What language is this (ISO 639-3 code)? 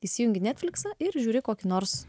lit